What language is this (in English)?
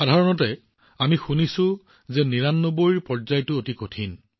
Assamese